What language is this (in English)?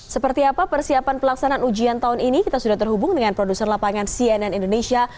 Indonesian